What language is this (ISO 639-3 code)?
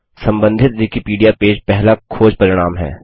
hin